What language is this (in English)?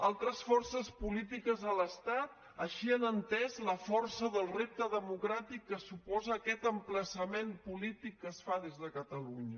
Catalan